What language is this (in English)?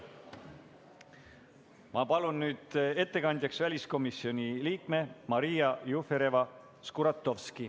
Estonian